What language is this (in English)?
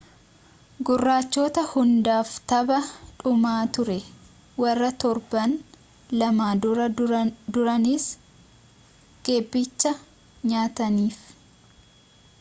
Oromo